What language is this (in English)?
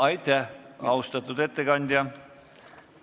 Estonian